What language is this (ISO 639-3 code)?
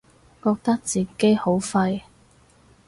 yue